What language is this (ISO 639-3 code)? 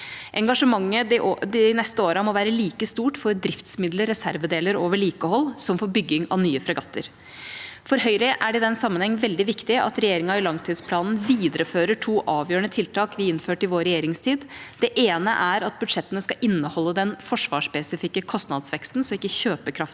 nor